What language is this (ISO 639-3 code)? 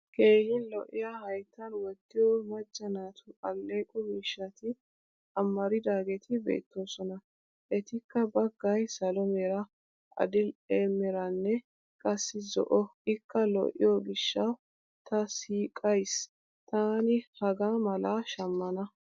wal